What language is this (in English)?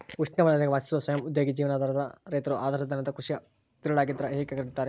Kannada